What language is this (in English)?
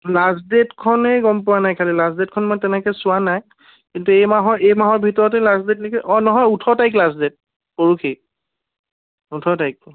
Assamese